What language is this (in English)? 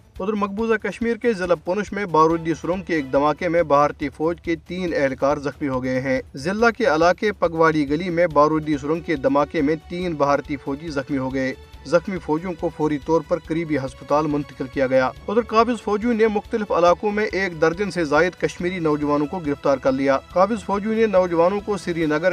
Urdu